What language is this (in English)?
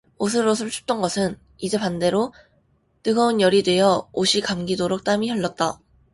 Korean